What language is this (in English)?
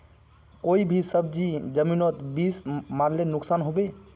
Magahi